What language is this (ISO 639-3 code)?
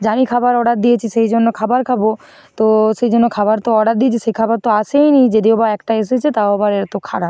ben